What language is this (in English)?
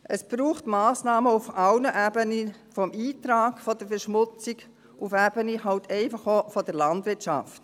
Swiss German